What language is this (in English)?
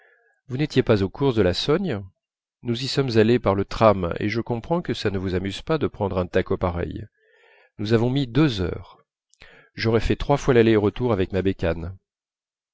French